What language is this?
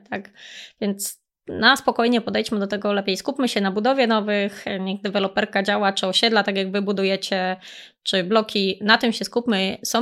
Polish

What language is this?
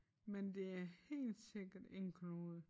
Danish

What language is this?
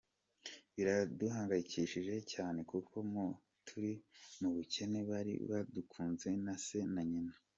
Kinyarwanda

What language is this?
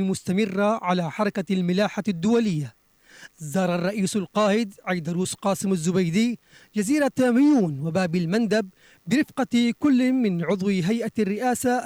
Arabic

